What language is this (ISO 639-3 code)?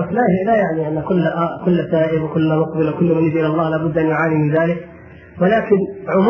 ara